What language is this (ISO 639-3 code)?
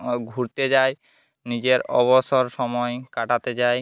ben